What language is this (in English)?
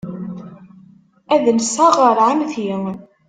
Kabyle